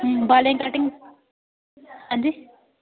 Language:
Dogri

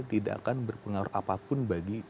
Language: Indonesian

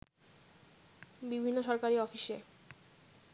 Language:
Bangla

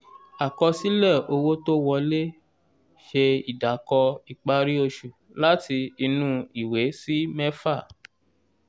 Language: Yoruba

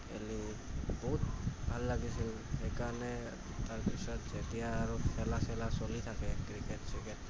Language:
Assamese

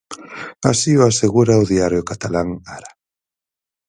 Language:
Galician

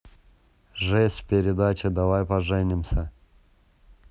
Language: Russian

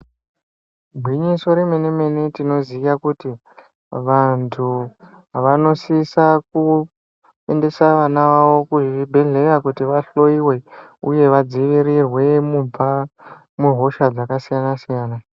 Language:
Ndau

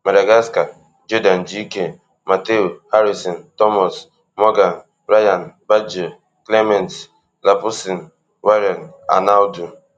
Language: Nigerian Pidgin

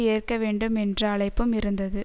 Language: Tamil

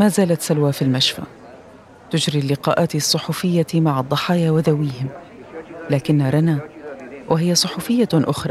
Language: Arabic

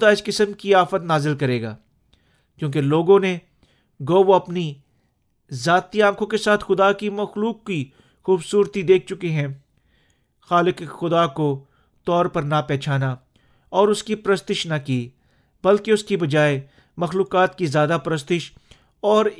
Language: Urdu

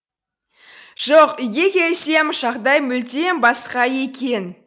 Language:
Kazakh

